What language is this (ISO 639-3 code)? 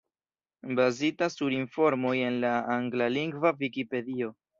epo